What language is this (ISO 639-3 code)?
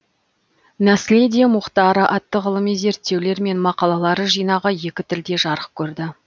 kaz